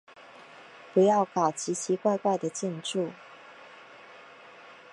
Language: Chinese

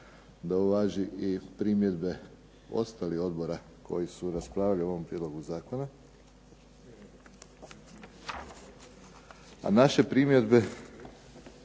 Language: Croatian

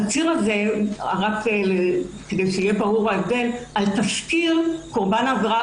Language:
Hebrew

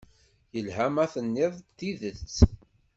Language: Kabyle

